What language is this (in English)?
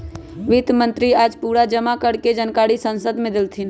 Magahi